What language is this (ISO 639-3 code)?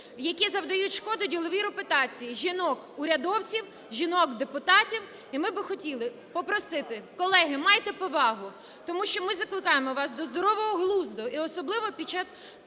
ukr